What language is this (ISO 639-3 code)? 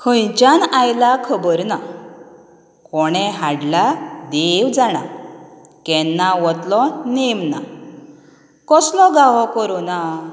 kok